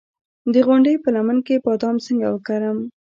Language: Pashto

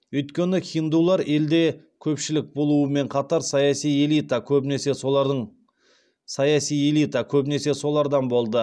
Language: Kazakh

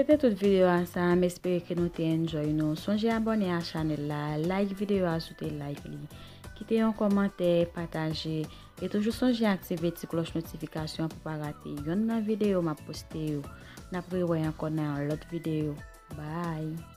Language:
French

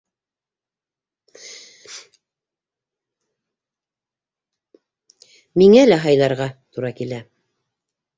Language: Bashkir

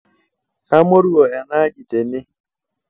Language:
Masai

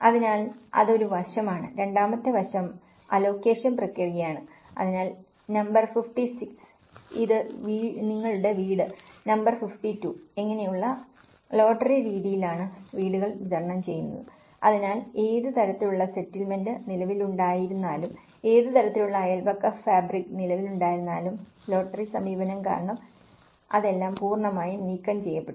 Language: Malayalam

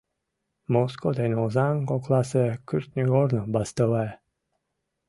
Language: Mari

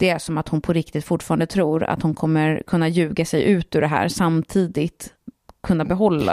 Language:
Swedish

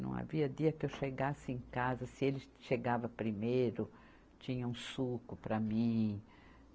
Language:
Portuguese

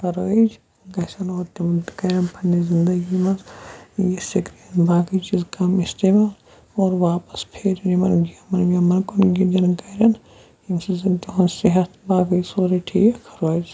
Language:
Kashmiri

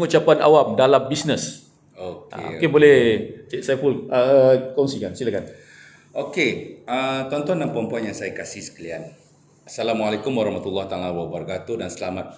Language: Malay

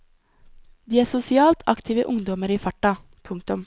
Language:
Norwegian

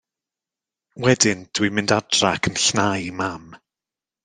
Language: Welsh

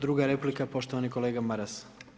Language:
Croatian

